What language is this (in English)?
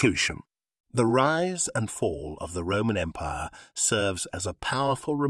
English